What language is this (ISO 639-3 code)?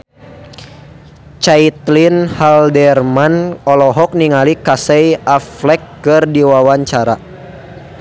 sun